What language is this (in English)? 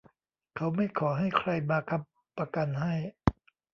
Thai